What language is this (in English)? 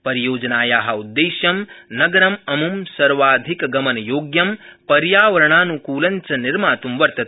Sanskrit